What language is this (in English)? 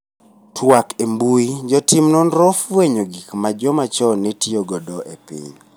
Luo (Kenya and Tanzania)